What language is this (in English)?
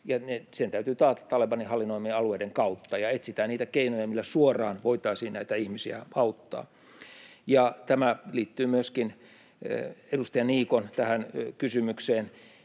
Finnish